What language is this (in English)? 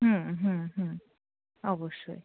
Bangla